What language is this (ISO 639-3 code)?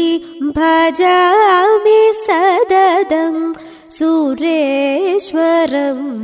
mal